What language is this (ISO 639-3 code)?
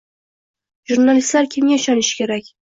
uzb